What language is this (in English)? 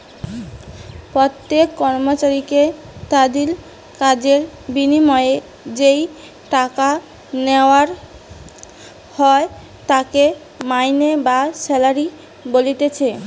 Bangla